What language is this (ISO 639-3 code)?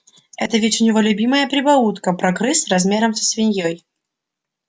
rus